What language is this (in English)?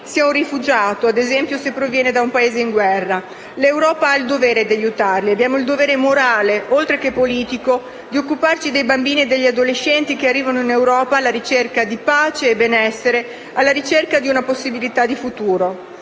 Italian